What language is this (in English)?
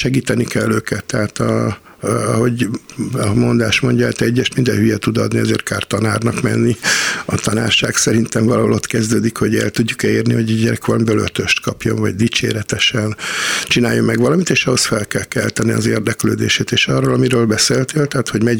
Hungarian